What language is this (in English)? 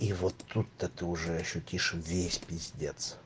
Russian